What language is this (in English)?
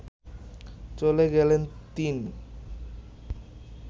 Bangla